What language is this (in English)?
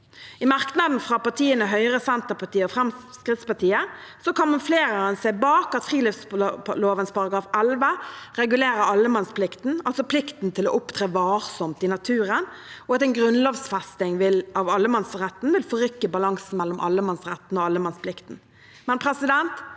Norwegian